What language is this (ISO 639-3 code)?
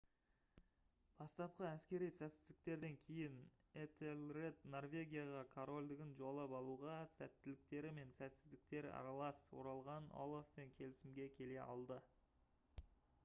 kaz